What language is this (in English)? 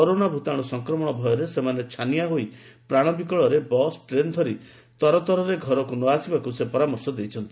Odia